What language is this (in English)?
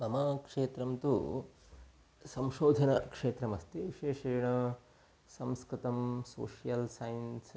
Sanskrit